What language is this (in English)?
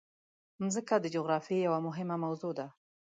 Pashto